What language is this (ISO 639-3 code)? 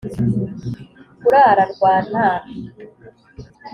kin